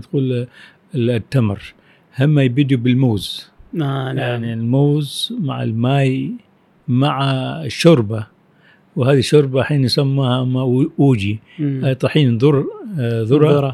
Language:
Arabic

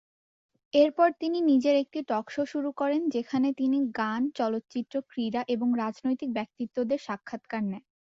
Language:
Bangla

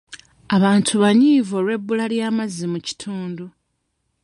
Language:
Ganda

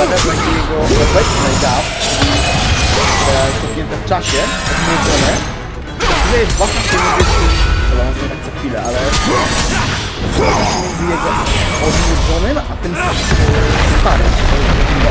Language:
Polish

